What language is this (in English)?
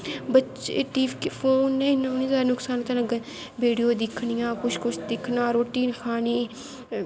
Dogri